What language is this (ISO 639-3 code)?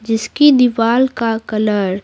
hin